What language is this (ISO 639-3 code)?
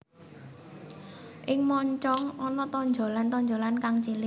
jav